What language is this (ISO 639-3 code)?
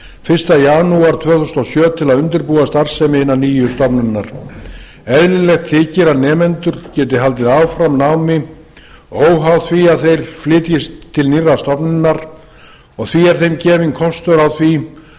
isl